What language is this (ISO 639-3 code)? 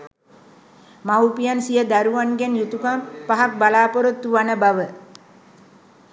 sin